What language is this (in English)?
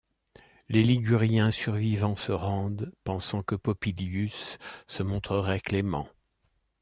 French